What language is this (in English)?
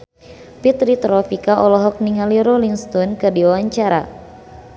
Sundanese